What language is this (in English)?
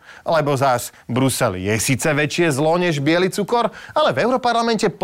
Slovak